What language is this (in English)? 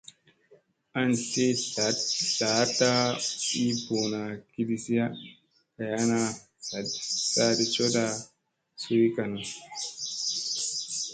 Musey